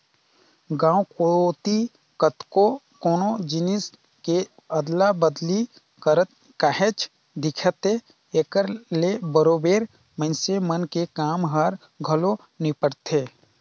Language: Chhattisgarhi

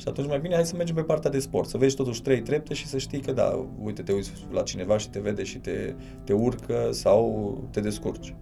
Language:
Romanian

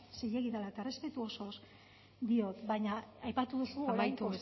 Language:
Basque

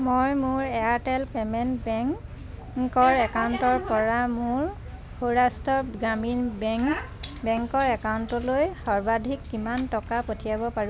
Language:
Assamese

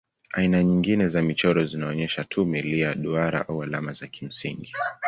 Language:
Swahili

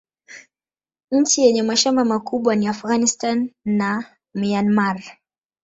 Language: Swahili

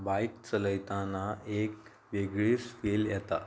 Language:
Konkani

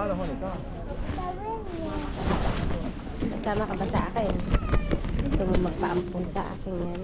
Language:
Filipino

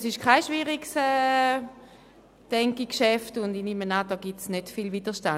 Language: Swiss German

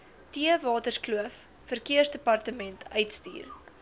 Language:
Afrikaans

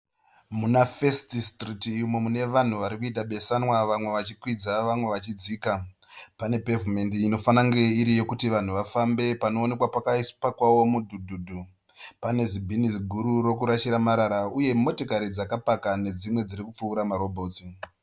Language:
Shona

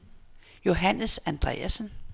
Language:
Danish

